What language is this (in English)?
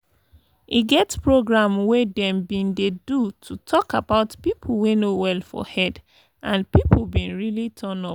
Nigerian Pidgin